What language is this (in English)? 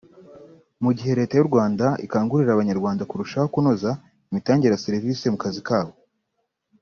Kinyarwanda